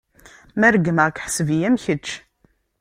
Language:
Kabyle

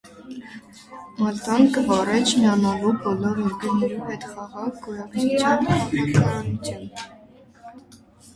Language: Armenian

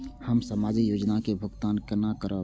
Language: Maithili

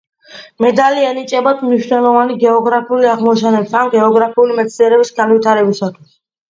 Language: Georgian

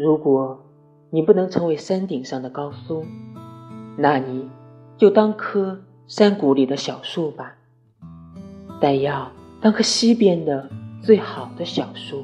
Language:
Chinese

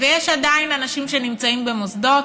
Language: Hebrew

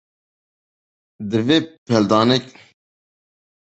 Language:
Kurdish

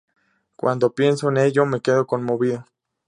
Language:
Spanish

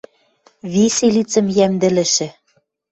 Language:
Western Mari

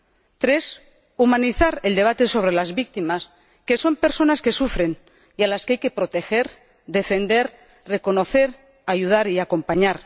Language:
Spanish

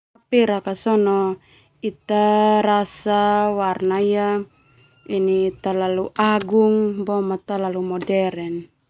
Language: Termanu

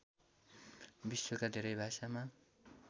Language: Nepali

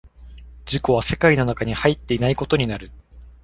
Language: Japanese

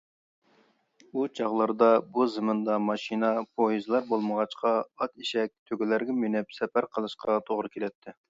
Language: Uyghur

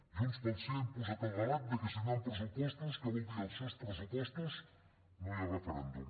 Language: Catalan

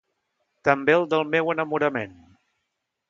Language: Catalan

